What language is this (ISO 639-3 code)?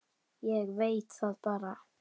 isl